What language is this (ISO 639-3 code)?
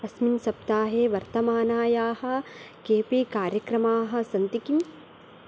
san